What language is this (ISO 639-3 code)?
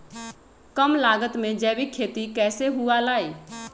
mag